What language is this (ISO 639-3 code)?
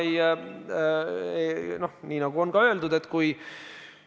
est